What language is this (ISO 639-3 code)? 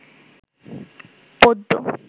ben